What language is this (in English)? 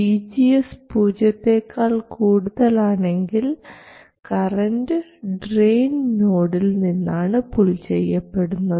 Malayalam